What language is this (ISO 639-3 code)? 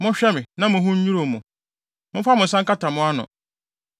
aka